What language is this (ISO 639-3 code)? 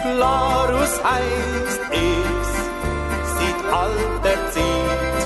kor